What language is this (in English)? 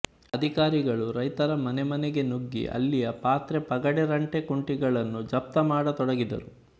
Kannada